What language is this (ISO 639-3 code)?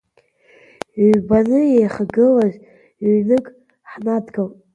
abk